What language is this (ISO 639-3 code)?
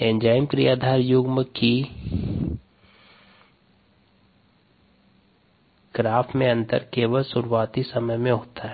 hin